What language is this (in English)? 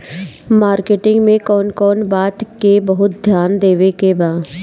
Bhojpuri